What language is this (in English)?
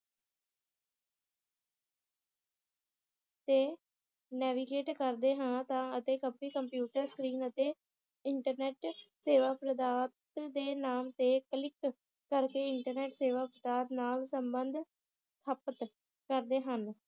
Punjabi